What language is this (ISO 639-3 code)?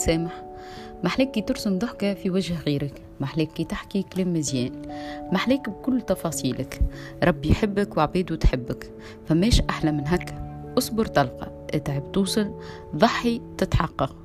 ara